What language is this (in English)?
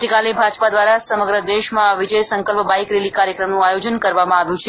Gujarati